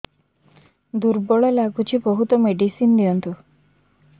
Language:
Odia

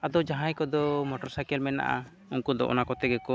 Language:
Santali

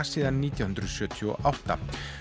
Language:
Icelandic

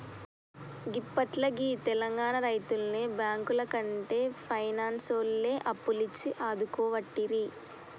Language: Telugu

